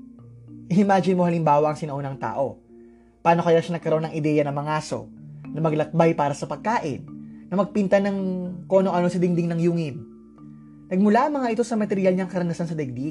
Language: Filipino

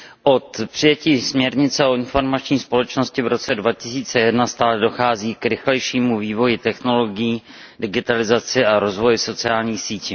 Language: Czech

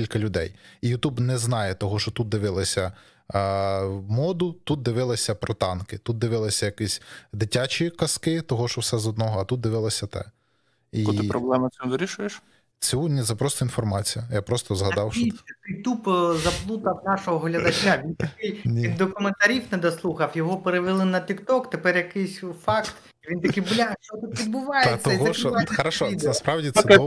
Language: Ukrainian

